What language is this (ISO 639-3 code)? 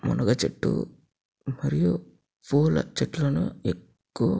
tel